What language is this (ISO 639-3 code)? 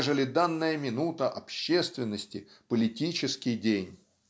rus